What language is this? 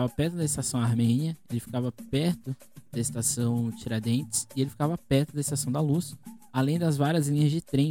Portuguese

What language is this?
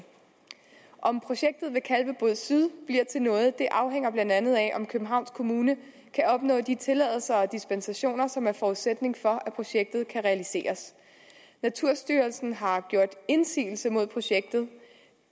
Danish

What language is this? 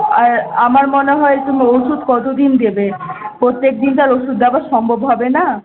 Bangla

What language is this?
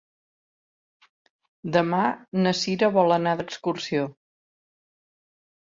Catalan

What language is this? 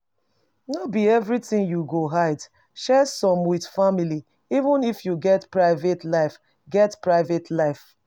Nigerian Pidgin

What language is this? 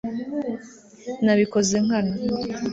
Kinyarwanda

